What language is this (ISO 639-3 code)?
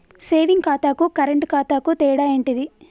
tel